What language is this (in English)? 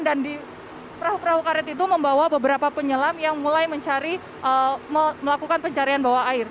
Indonesian